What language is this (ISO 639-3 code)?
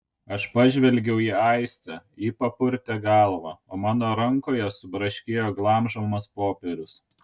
lit